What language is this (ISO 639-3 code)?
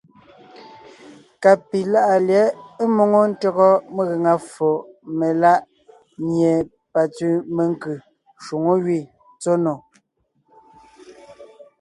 nnh